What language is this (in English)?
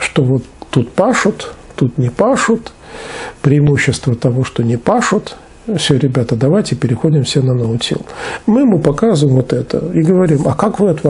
Russian